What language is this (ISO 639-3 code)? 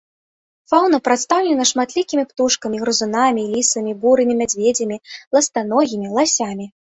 bel